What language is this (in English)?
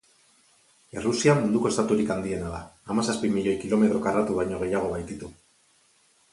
Basque